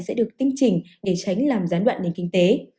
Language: Vietnamese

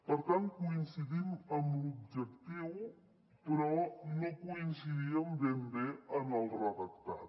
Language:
Catalan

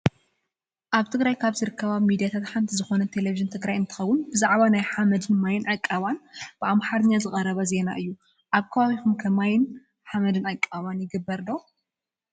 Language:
Tigrinya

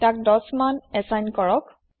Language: Assamese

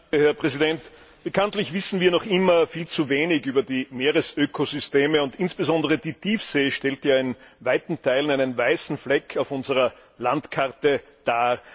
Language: German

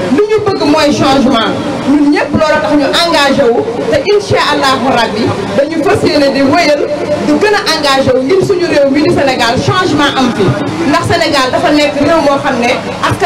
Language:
French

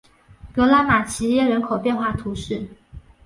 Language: Chinese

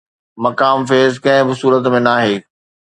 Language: Sindhi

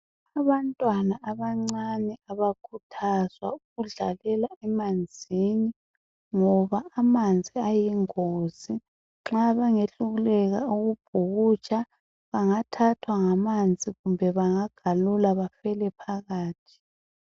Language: North Ndebele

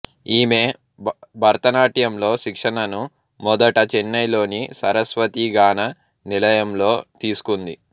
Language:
Telugu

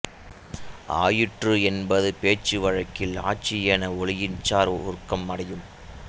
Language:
Tamil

